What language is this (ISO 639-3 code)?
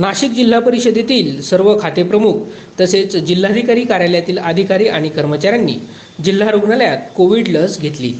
mar